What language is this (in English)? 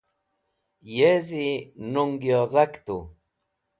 Wakhi